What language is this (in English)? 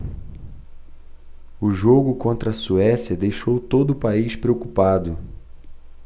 Portuguese